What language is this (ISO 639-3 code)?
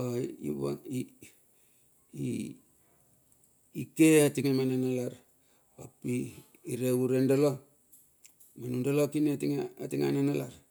bxf